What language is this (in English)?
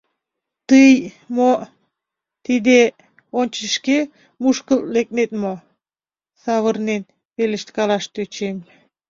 Mari